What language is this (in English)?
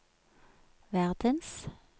Norwegian